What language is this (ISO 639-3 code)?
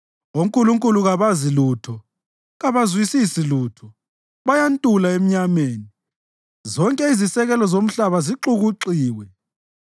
nde